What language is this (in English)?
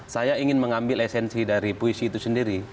Indonesian